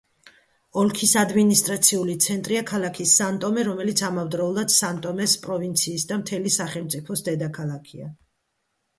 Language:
Georgian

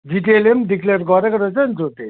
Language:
Nepali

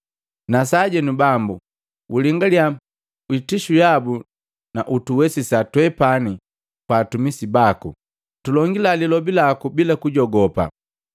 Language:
Matengo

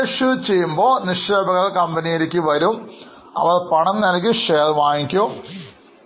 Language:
Malayalam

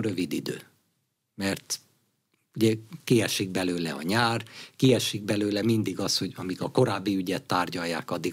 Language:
Hungarian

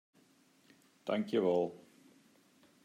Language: Western Frisian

